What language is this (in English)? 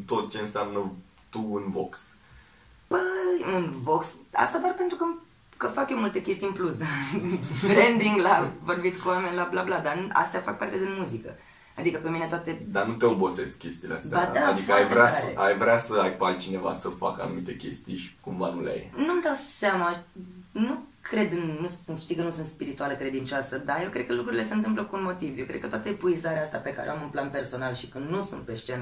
Romanian